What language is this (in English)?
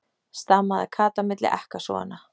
Icelandic